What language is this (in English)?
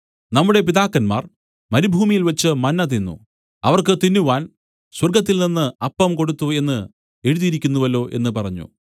Malayalam